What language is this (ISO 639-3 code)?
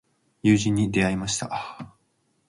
jpn